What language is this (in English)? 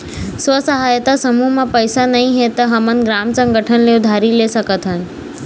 Chhattisgarhi